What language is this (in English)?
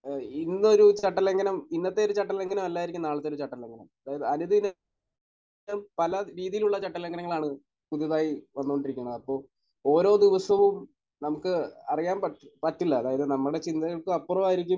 Malayalam